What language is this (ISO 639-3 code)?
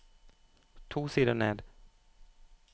nor